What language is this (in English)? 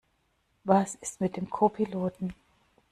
German